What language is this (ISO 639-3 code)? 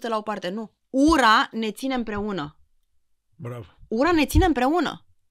ron